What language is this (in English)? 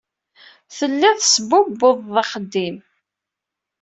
Kabyle